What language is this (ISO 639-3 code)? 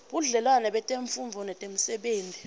ssw